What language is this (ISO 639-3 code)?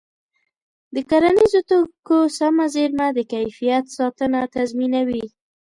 pus